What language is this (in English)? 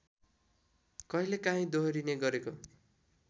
Nepali